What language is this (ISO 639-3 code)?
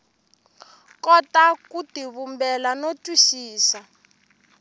tso